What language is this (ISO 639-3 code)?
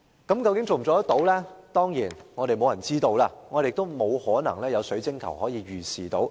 yue